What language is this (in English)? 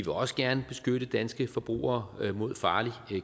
Danish